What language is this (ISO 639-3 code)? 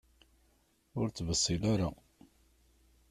kab